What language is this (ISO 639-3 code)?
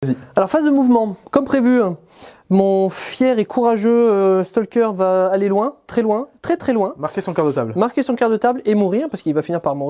fra